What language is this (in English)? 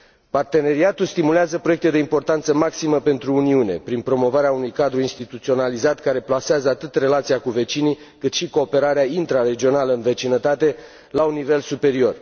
Romanian